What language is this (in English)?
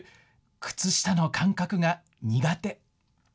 Japanese